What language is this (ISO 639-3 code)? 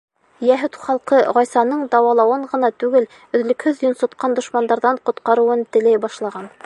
bak